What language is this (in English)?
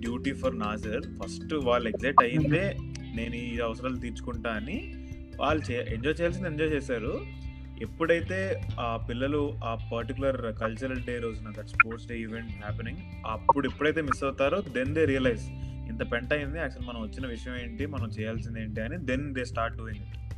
Telugu